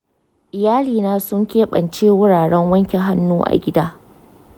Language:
Hausa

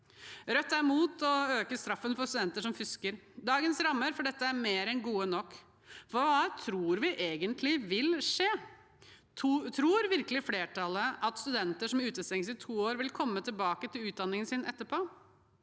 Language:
Norwegian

